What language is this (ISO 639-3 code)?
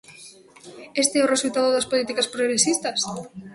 glg